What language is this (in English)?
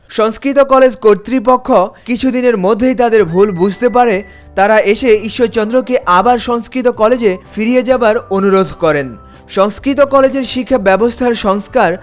Bangla